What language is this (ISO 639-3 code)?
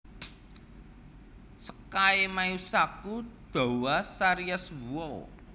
jav